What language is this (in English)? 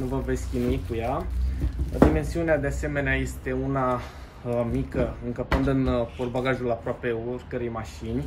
Romanian